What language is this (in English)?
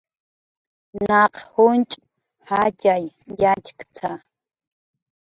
Jaqaru